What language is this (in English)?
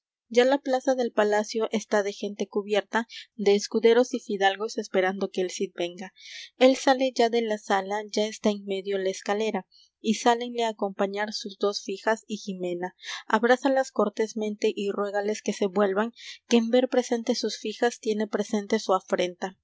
Spanish